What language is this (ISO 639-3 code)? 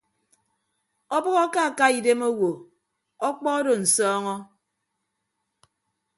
ibb